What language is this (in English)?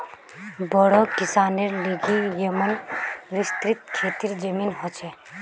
Magahi